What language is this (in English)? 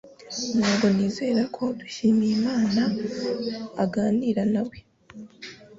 Kinyarwanda